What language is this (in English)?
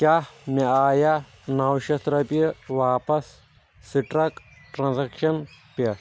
Kashmiri